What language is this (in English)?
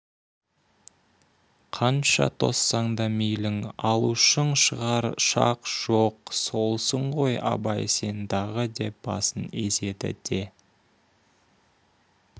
Kazakh